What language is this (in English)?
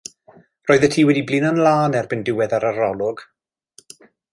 Welsh